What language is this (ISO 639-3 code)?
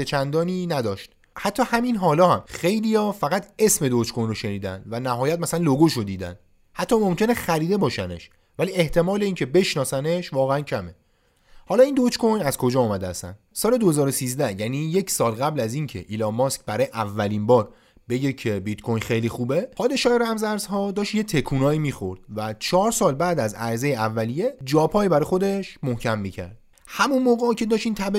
fas